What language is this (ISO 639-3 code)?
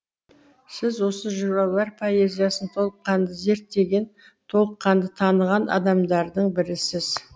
kaz